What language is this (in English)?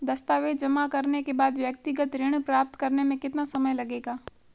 Hindi